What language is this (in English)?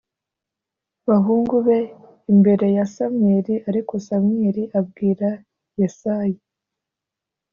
Kinyarwanda